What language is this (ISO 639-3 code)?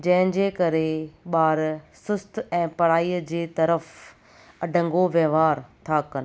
snd